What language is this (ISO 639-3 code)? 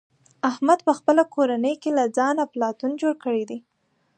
pus